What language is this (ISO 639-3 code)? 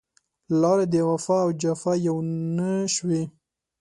pus